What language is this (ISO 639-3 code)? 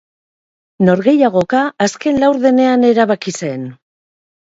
eus